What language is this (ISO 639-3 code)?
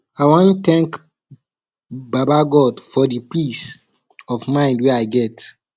pcm